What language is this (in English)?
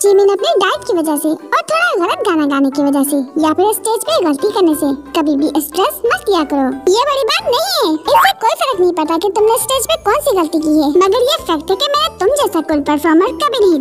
Turkish